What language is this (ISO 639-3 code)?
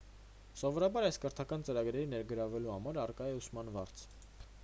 hye